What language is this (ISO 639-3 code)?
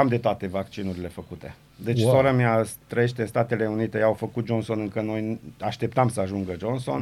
ron